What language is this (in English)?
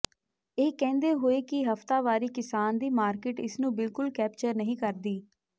Punjabi